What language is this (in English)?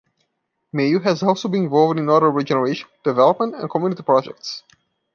English